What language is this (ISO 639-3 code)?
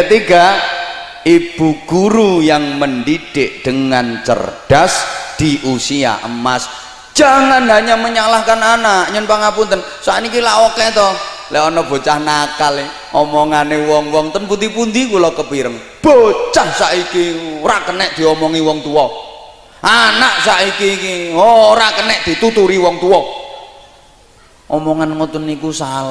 ind